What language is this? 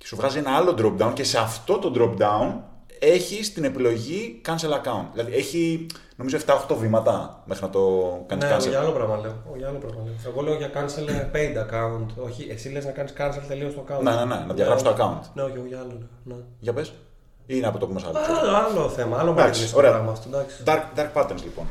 Greek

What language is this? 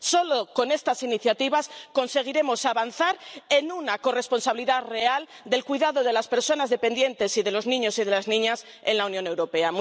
Spanish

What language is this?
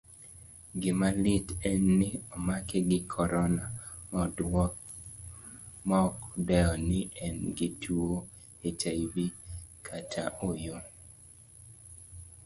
Luo (Kenya and Tanzania)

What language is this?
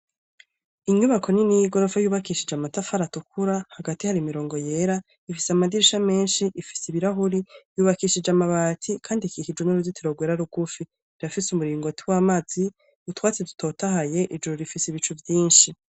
Rundi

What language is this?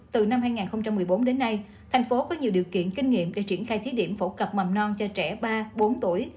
Vietnamese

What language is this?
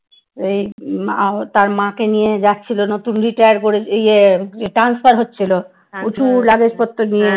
Bangla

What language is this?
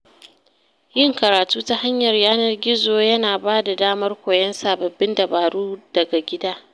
Hausa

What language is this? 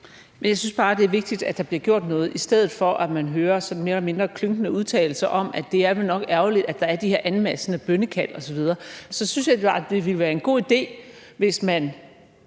Danish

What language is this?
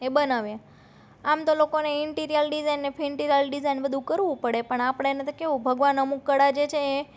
Gujarati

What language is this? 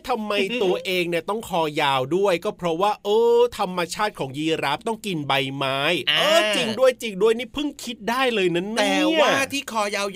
Thai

